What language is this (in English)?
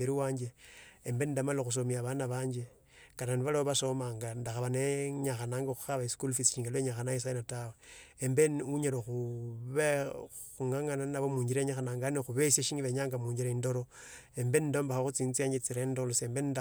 Tsotso